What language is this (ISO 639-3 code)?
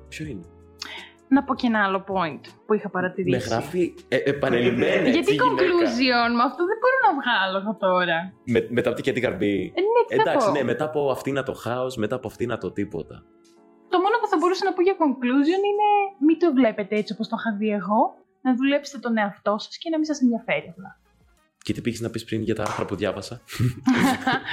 ell